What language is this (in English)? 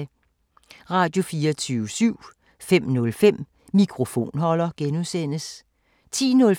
Danish